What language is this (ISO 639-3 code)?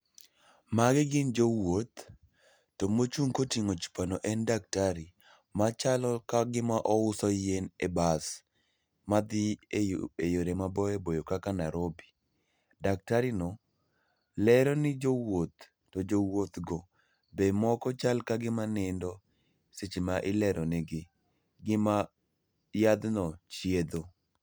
luo